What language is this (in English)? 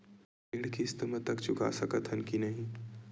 Chhattisgarhi